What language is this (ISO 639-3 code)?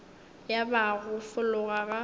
nso